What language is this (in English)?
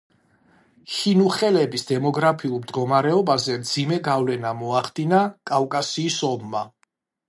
Georgian